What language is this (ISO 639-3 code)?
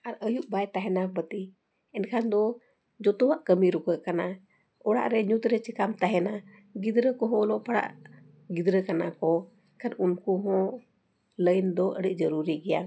sat